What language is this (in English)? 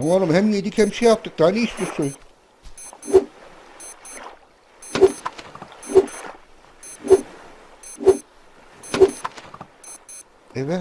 Turkish